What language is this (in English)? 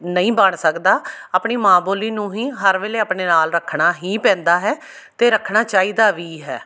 Punjabi